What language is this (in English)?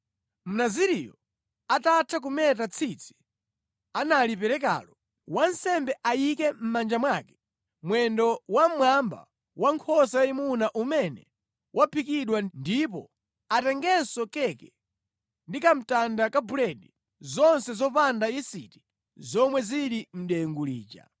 Nyanja